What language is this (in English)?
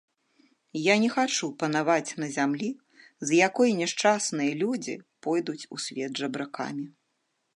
Belarusian